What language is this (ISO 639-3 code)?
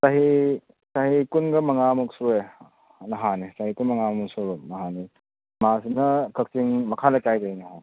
mni